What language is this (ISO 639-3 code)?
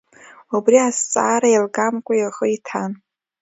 abk